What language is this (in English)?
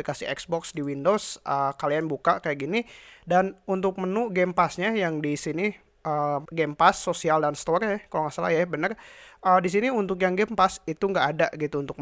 Indonesian